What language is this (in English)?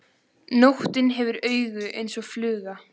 Icelandic